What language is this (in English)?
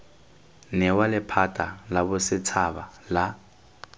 Tswana